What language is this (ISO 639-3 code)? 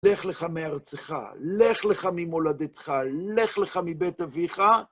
heb